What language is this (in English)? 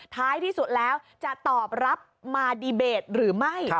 Thai